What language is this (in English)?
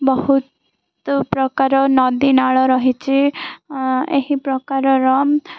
Odia